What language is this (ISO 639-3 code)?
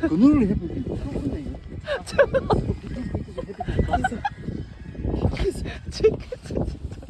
kor